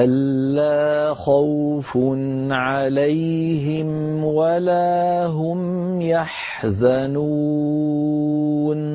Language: Arabic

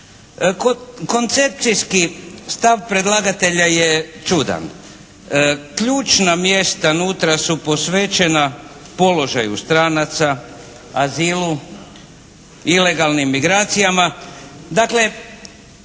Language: Croatian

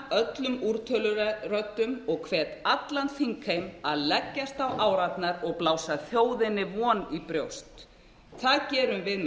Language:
Icelandic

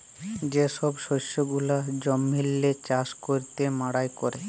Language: Bangla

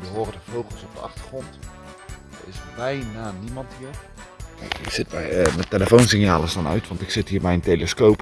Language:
Dutch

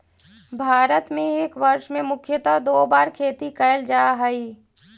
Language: Magahi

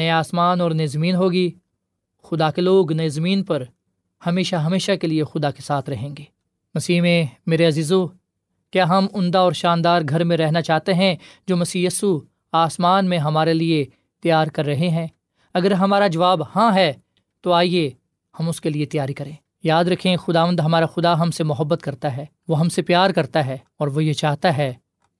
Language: Urdu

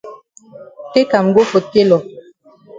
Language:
Cameroon Pidgin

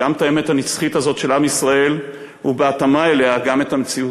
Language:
Hebrew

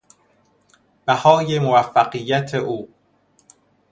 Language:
Persian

